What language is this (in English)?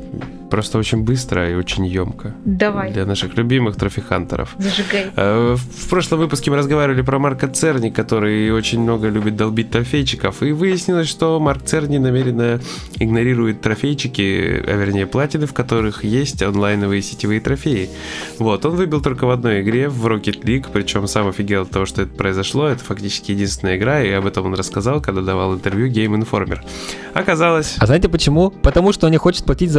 Russian